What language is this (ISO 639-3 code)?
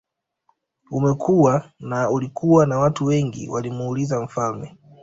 swa